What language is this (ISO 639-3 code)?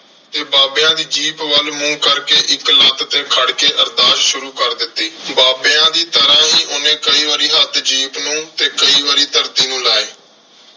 pan